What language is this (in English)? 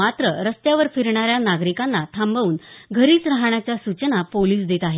Marathi